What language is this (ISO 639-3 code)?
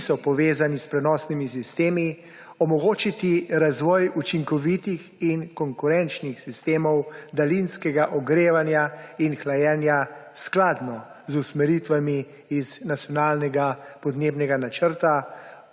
slv